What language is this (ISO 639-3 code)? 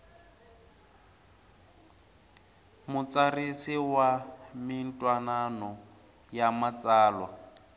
tso